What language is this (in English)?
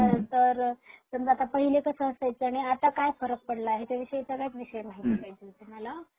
Marathi